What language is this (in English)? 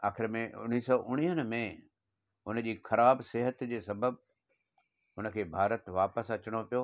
Sindhi